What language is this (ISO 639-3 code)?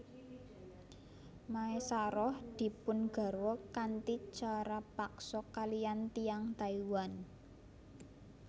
jav